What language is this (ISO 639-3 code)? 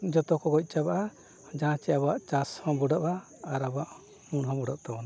sat